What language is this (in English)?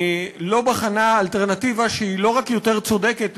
Hebrew